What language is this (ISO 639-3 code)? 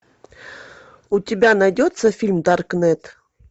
rus